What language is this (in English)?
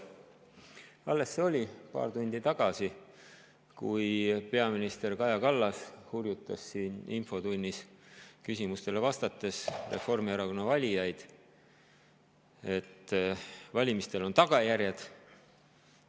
Estonian